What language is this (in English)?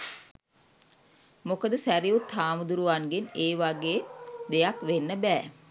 Sinhala